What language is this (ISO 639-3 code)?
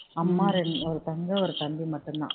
tam